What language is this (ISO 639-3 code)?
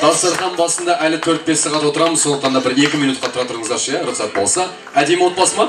tur